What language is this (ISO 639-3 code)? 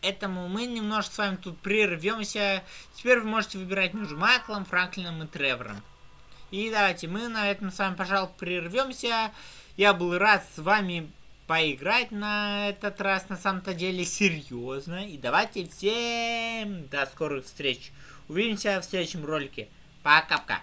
rus